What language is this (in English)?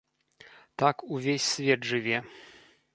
Belarusian